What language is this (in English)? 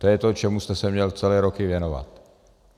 Czech